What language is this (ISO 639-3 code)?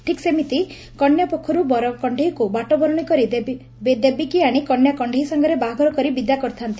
ori